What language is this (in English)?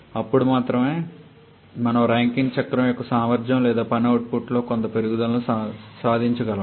Telugu